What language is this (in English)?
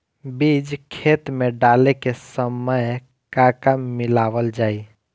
Bhojpuri